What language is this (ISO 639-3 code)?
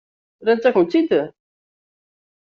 kab